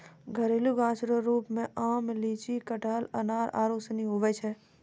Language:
Maithili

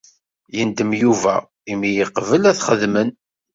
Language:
Kabyle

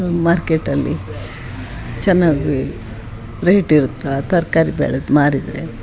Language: Kannada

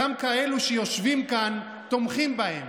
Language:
Hebrew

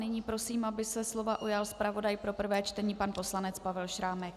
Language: Czech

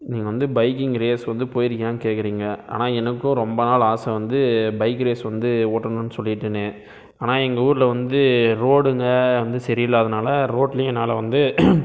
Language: Tamil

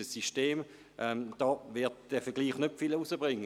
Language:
Swiss German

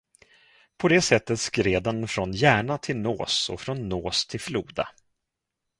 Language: Swedish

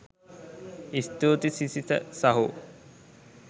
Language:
Sinhala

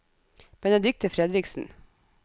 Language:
Norwegian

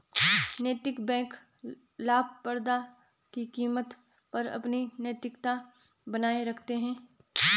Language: Hindi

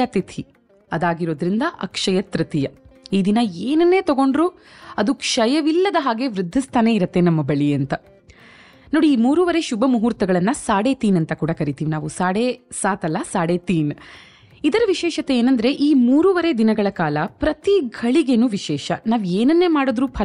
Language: Kannada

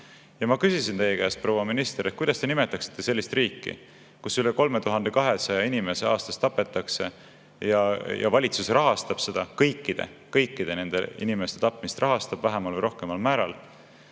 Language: Estonian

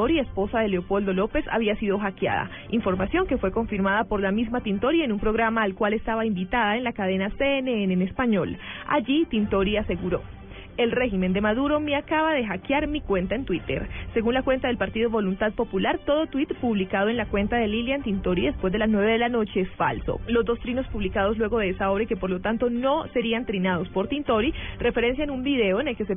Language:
Spanish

